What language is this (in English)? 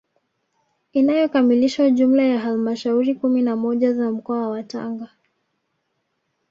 Swahili